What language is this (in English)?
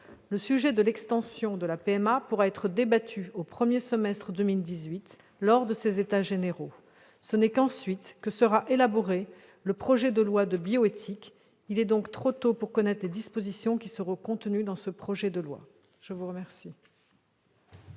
French